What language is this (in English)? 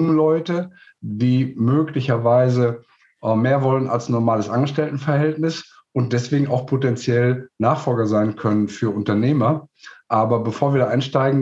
German